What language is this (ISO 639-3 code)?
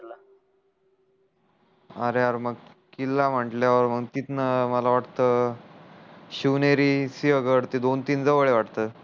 mar